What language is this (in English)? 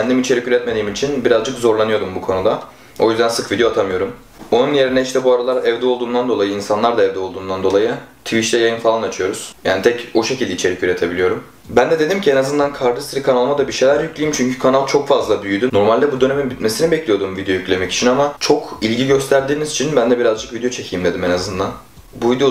Turkish